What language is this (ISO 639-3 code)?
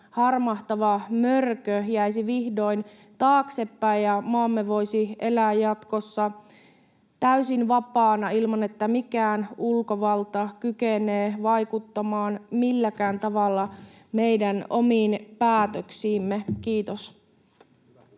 fin